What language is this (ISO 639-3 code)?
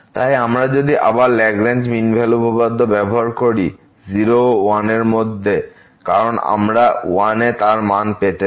ben